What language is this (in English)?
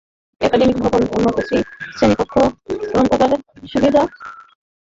Bangla